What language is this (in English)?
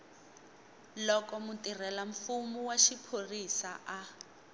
Tsonga